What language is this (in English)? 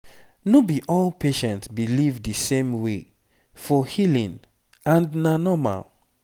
Nigerian Pidgin